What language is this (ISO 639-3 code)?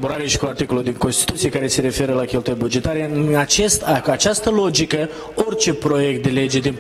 ron